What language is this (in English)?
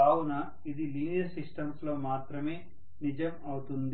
Telugu